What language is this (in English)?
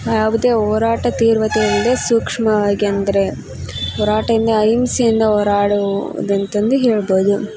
Kannada